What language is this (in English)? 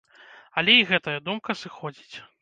Belarusian